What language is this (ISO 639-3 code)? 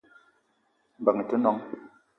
eto